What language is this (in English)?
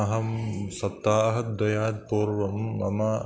Sanskrit